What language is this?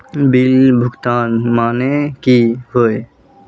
Magahi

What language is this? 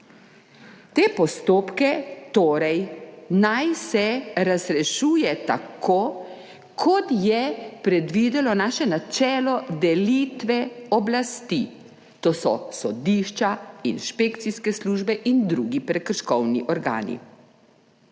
Slovenian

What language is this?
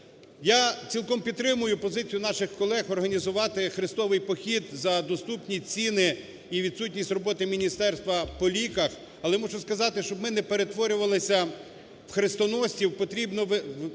Ukrainian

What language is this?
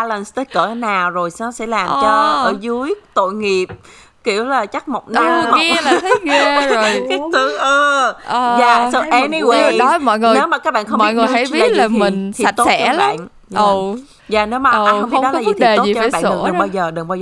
Vietnamese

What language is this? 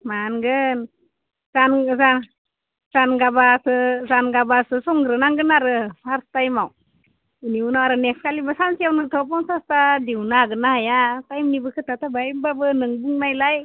Bodo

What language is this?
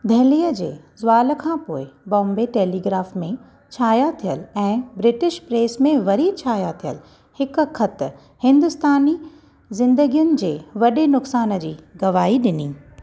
Sindhi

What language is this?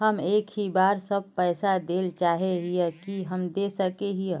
Magahi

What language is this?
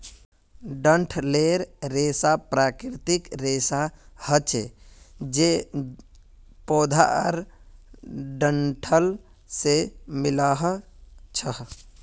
Magahi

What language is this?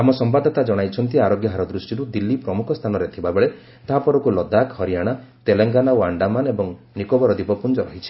Odia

